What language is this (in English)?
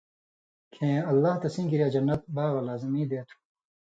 Indus Kohistani